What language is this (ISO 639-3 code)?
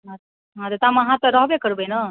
mai